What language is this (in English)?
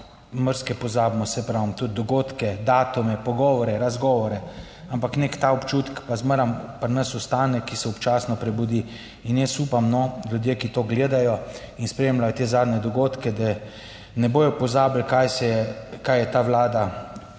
Slovenian